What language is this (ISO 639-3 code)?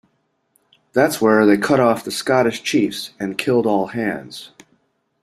eng